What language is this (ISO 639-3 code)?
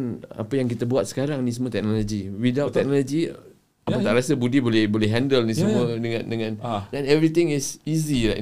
msa